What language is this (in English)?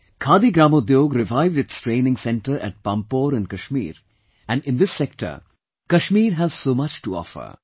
English